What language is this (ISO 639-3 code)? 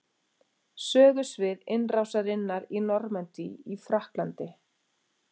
isl